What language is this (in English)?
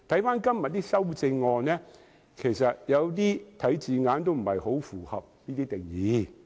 Cantonese